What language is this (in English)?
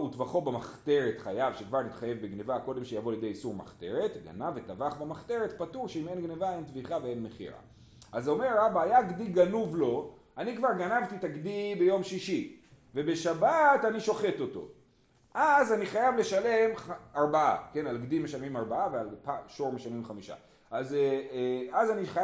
Hebrew